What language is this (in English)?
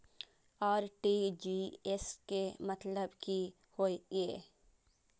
Maithili